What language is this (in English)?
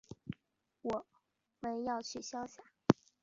Chinese